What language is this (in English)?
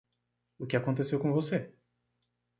Portuguese